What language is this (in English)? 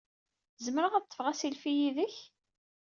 Kabyle